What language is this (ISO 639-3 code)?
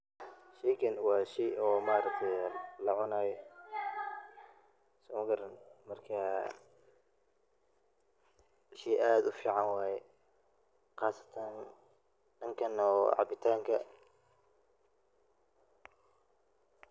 som